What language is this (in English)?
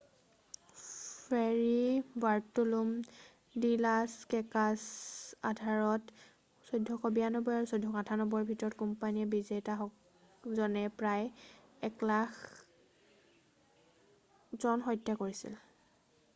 Assamese